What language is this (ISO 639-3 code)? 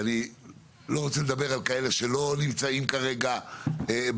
heb